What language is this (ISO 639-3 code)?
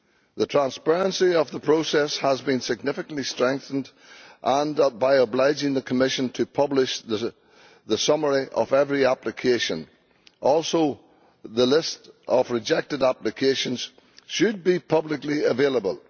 eng